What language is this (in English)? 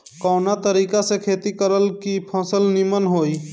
Bhojpuri